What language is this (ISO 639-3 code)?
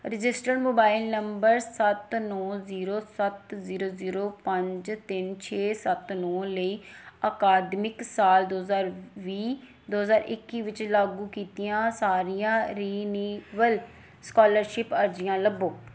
pan